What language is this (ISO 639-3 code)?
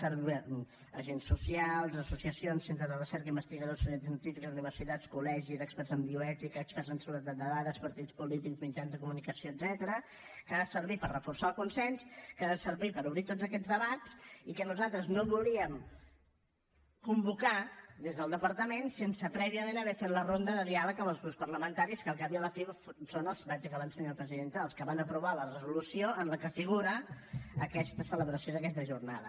cat